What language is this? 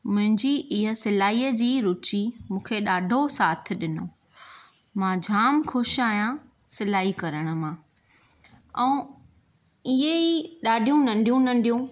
Sindhi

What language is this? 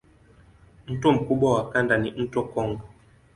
Swahili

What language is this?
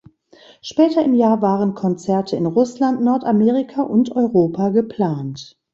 German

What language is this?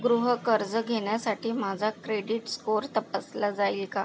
Marathi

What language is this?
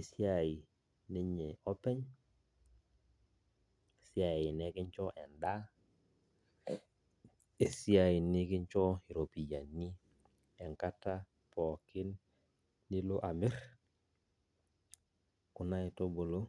Masai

